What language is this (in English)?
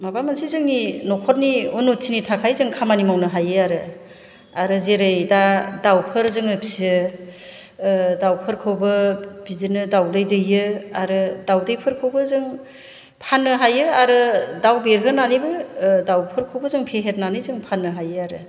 Bodo